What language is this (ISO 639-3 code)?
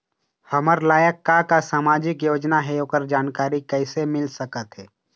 hne